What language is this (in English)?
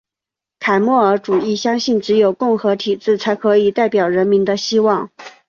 Chinese